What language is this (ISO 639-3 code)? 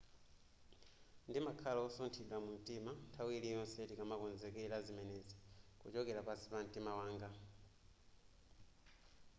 nya